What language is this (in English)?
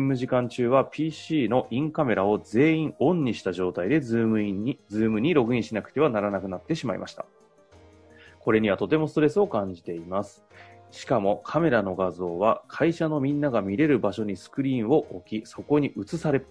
Japanese